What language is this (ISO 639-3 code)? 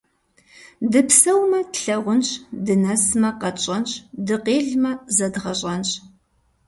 kbd